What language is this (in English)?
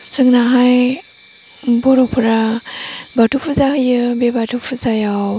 Bodo